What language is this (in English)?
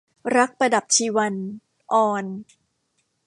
Thai